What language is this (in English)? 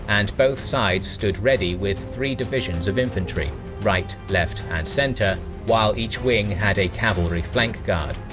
English